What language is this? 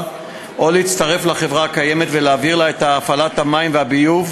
Hebrew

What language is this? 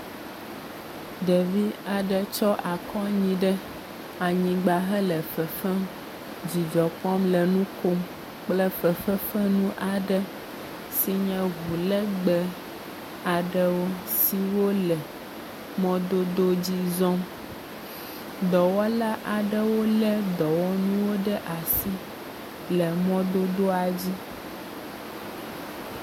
Ewe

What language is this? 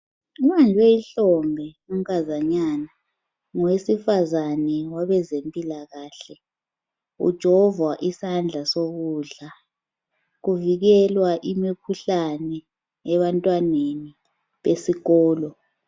North Ndebele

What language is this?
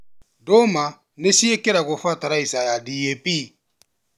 Kikuyu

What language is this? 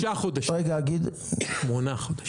Hebrew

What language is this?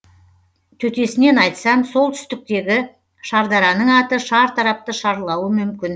Kazakh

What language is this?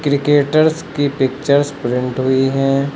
Hindi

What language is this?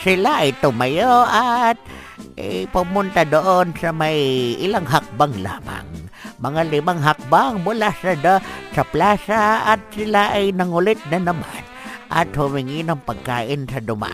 Filipino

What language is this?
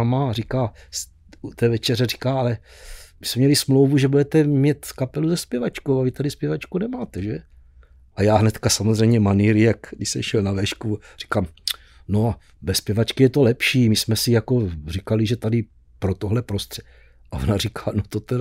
Czech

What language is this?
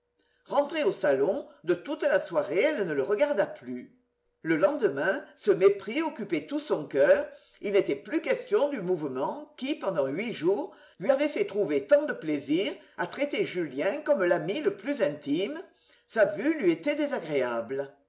French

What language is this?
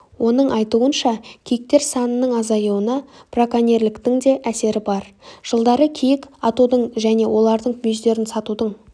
Kazakh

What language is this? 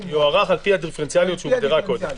Hebrew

